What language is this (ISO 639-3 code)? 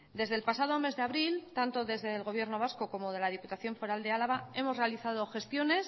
spa